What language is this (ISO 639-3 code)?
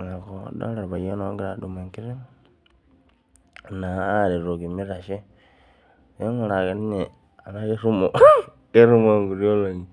mas